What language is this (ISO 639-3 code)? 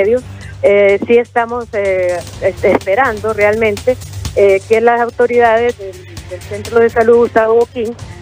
spa